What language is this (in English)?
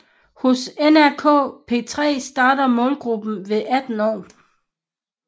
Danish